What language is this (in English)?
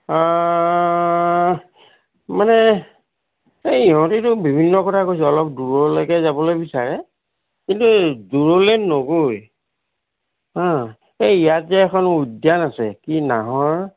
Assamese